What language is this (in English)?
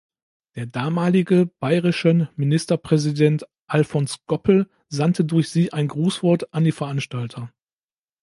German